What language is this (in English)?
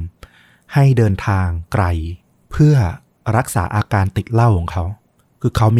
Thai